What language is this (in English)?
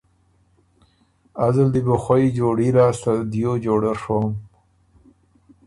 Ormuri